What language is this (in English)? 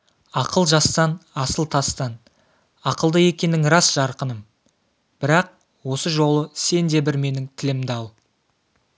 Kazakh